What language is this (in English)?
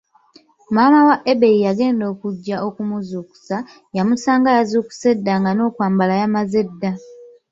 Ganda